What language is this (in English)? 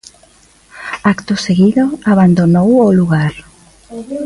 Galician